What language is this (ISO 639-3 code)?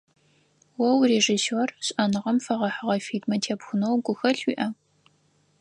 ady